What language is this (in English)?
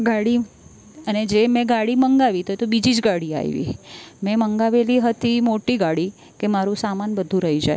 Gujarati